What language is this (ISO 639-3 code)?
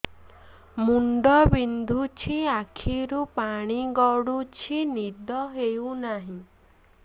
ori